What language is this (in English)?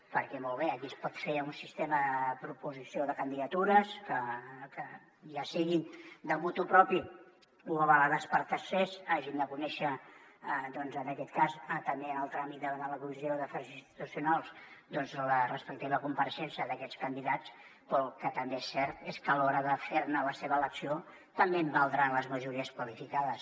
Catalan